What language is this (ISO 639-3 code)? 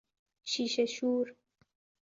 fas